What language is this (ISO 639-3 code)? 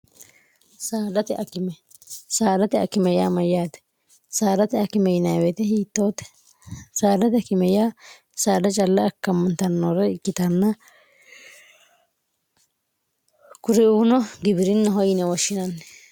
sid